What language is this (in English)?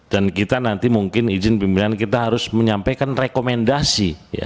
Indonesian